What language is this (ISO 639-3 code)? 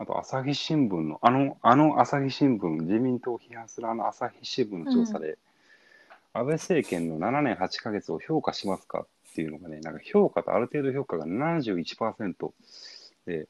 jpn